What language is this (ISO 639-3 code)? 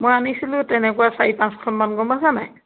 asm